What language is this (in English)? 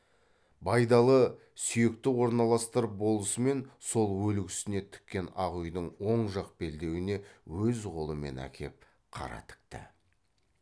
Kazakh